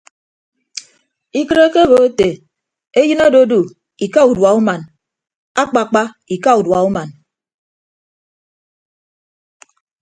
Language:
Ibibio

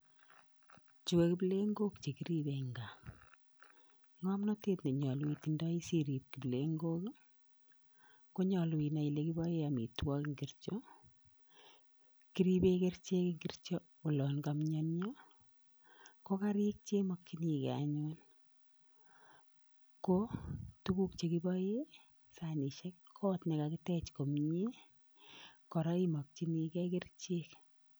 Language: Kalenjin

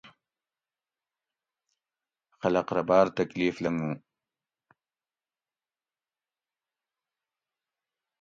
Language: Gawri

